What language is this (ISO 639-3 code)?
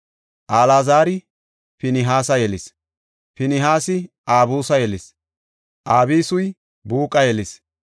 gof